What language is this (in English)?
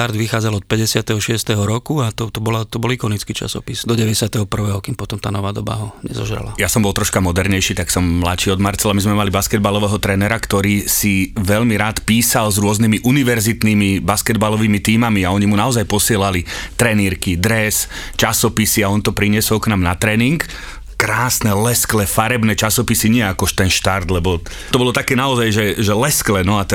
Slovak